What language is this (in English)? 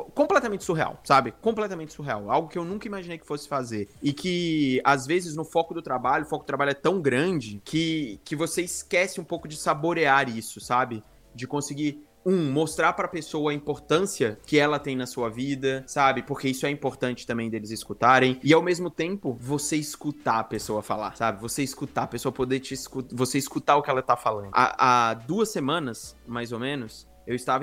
Portuguese